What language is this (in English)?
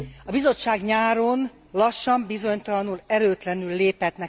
Hungarian